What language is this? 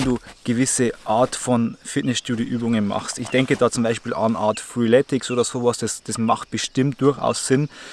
German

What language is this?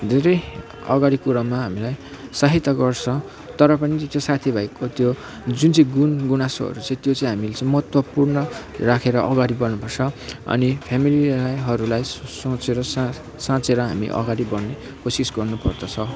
Nepali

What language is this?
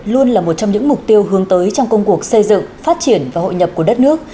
Vietnamese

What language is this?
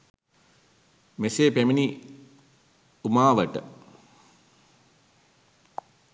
Sinhala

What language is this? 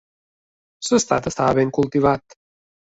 Catalan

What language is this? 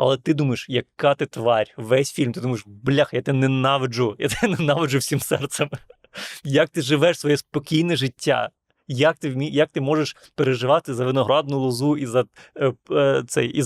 Ukrainian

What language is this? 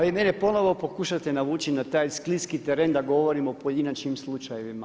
Croatian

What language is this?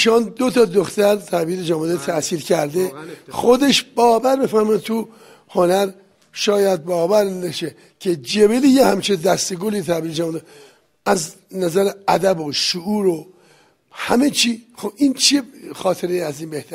Persian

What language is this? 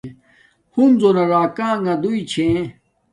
Domaaki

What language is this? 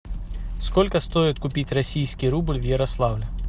Russian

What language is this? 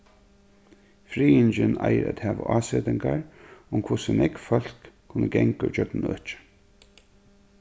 Faroese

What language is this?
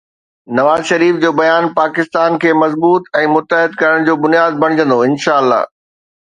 Sindhi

